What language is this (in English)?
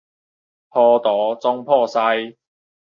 Min Nan Chinese